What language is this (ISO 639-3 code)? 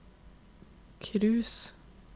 nor